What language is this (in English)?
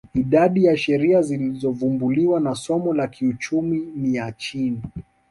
Swahili